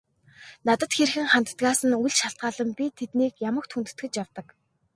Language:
Mongolian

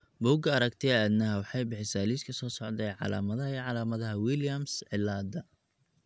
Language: Somali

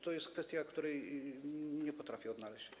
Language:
Polish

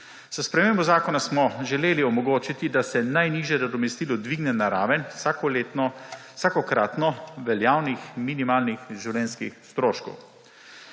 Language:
Slovenian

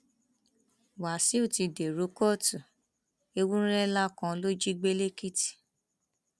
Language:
Yoruba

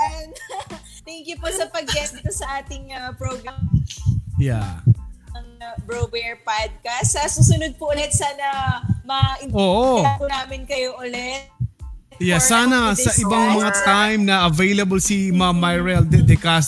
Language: Filipino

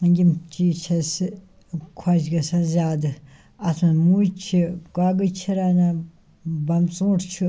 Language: Kashmiri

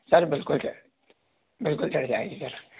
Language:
Hindi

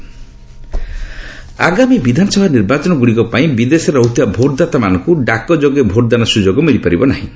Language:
Odia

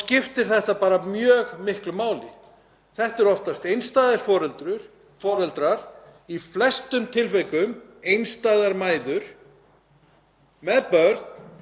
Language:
Icelandic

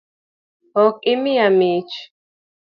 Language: Luo (Kenya and Tanzania)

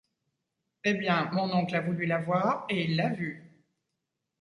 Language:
French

